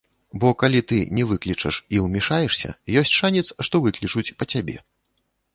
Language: Belarusian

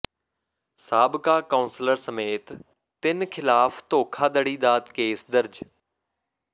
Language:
Punjabi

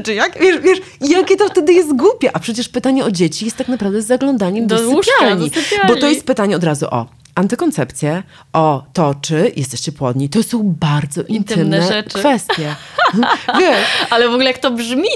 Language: Polish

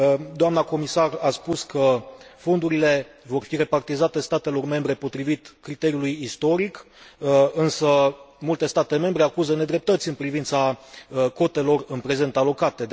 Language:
Romanian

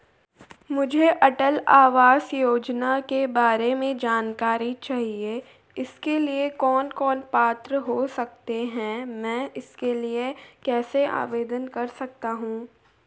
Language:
Hindi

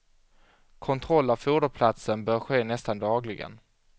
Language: Swedish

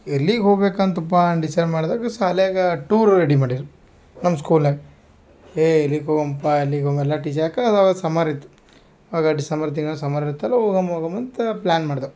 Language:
Kannada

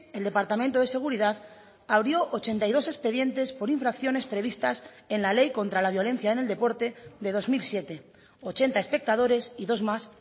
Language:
Spanish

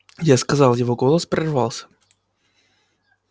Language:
Russian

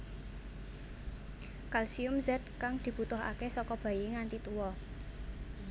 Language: Javanese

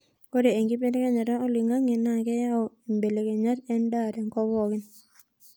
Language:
Masai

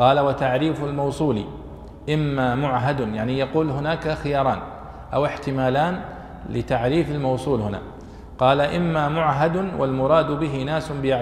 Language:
Arabic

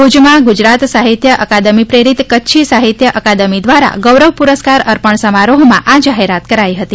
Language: Gujarati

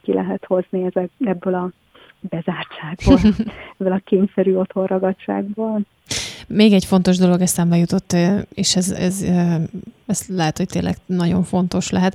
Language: Hungarian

